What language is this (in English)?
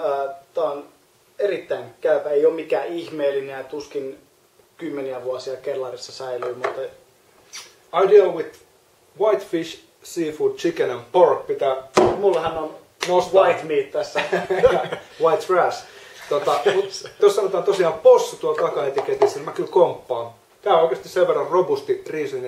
Finnish